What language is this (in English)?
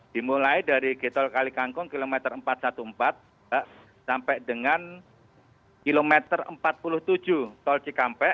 Indonesian